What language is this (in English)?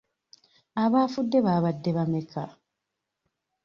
Ganda